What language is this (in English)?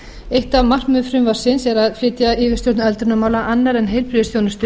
Icelandic